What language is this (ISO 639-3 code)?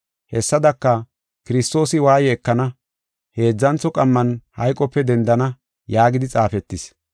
gof